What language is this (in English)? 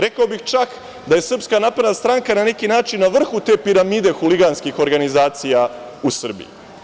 Serbian